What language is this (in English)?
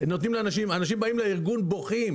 Hebrew